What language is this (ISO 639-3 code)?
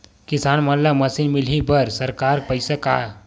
hne